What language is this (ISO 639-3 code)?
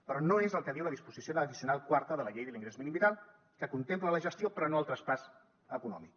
cat